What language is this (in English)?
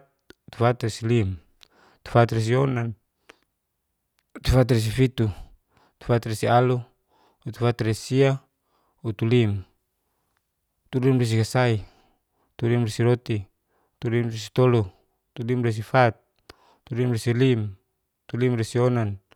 Geser-Gorom